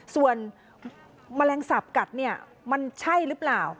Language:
Thai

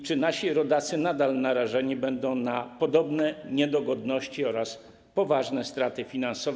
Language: Polish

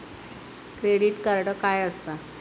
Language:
Marathi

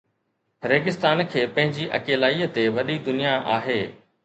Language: Sindhi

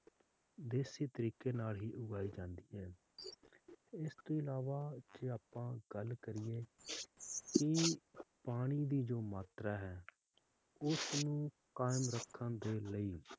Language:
Punjabi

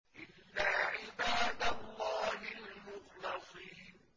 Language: Arabic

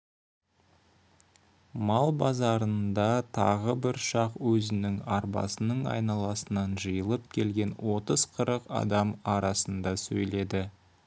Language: Kazakh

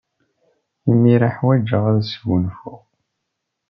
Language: Kabyle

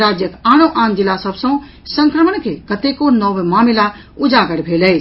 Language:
Maithili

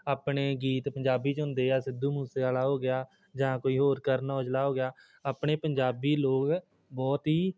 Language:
Punjabi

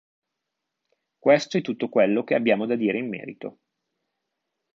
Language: Italian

